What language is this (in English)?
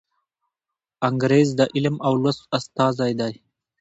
Pashto